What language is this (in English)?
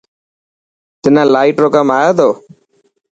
Dhatki